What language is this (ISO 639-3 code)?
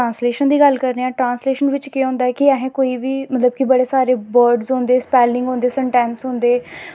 doi